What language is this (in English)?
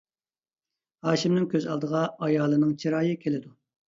Uyghur